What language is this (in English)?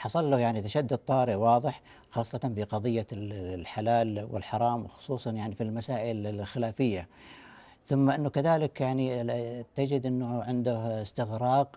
Arabic